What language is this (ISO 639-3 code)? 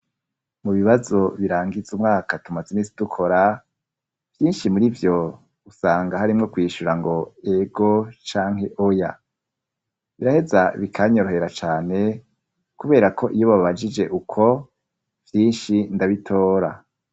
run